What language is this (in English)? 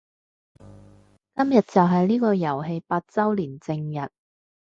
Cantonese